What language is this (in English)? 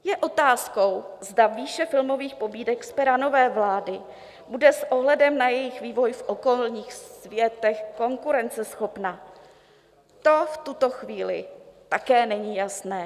Czech